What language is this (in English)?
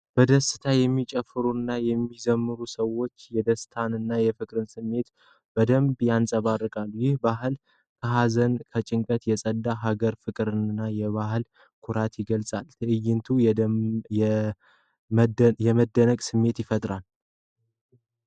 Amharic